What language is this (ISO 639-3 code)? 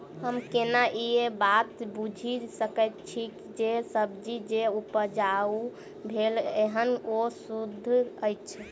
mai